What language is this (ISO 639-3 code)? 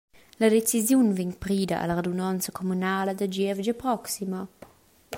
roh